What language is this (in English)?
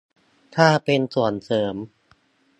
Thai